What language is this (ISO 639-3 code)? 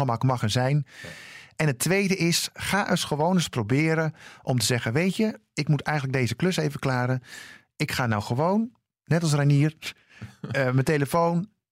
nld